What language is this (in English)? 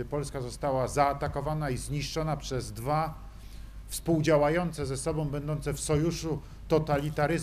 Polish